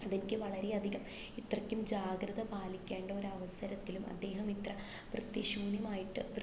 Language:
Malayalam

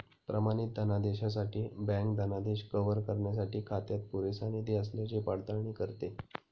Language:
Marathi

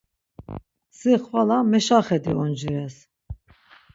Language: Laz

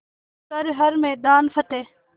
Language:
Hindi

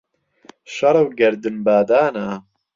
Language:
Central Kurdish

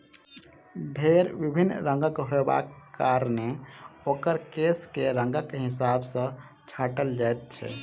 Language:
Maithili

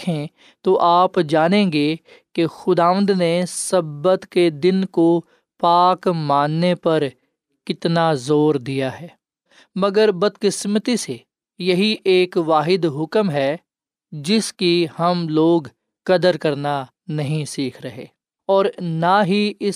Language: Urdu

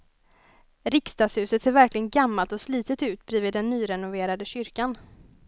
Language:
Swedish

